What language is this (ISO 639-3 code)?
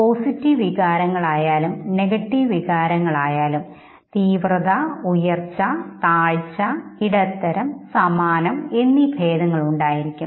mal